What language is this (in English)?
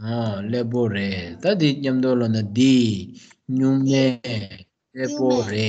Romanian